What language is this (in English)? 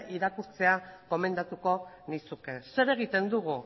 Basque